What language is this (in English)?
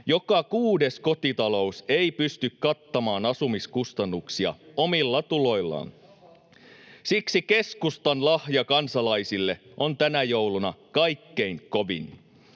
Finnish